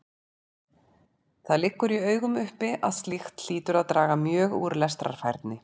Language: Icelandic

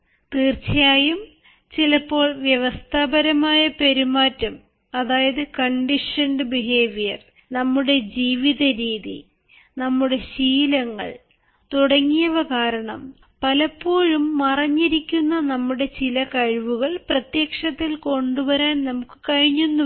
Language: Malayalam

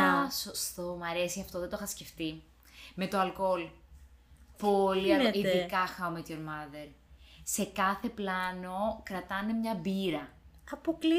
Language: Greek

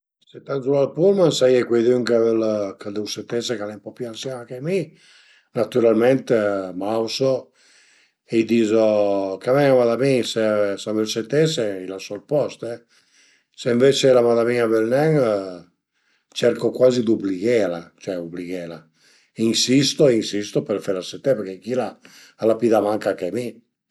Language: Piedmontese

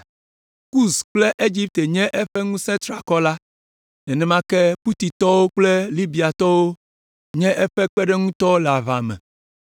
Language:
Ewe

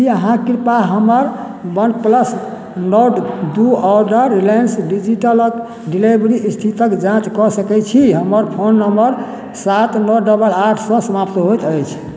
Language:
Maithili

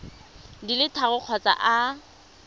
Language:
Tswana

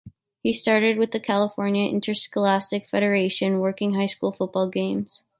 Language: English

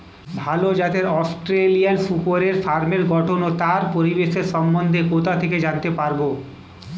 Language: Bangla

